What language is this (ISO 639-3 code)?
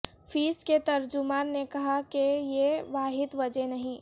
urd